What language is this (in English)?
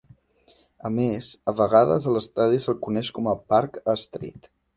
Catalan